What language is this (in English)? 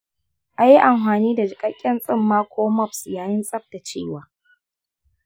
Hausa